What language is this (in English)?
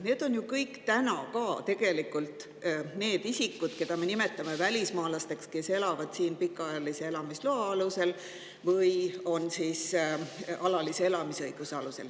Estonian